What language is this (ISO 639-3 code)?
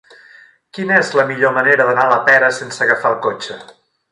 cat